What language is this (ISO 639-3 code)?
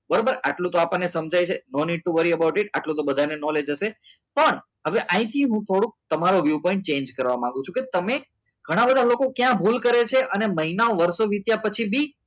guj